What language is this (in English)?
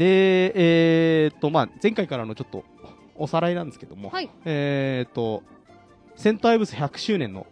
Japanese